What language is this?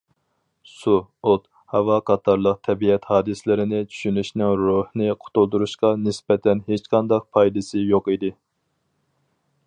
Uyghur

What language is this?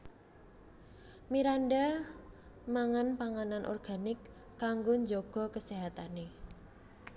Javanese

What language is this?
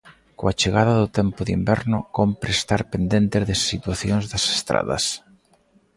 Galician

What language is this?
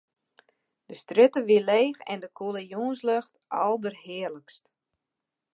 Western Frisian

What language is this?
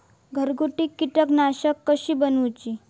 Marathi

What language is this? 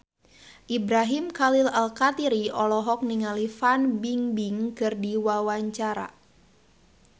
Sundanese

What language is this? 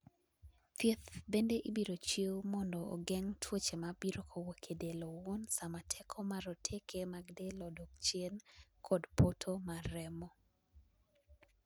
Luo (Kenya and Tanzania)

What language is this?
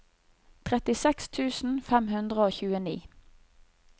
Norwegian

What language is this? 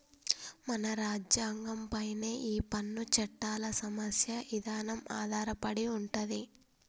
Telugu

